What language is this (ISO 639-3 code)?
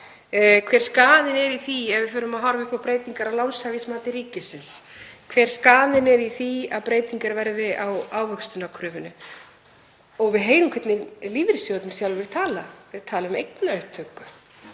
isl